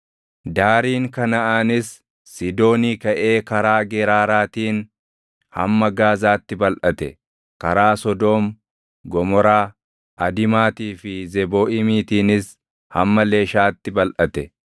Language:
Oromo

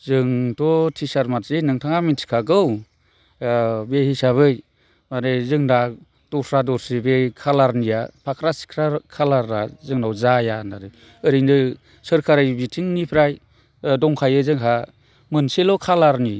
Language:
Bodo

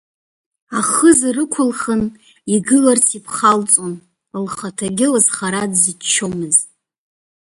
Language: Abkhazian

